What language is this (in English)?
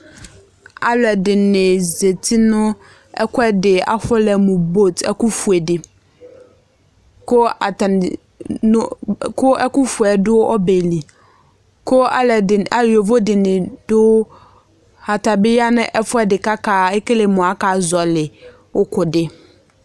Ikposo